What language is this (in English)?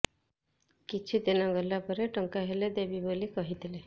Odia